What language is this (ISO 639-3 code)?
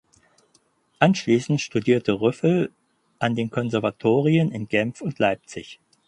deu